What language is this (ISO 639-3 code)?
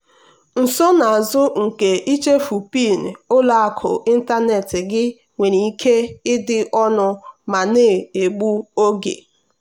ibo